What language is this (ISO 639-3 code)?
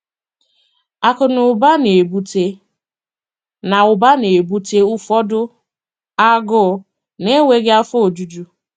ibo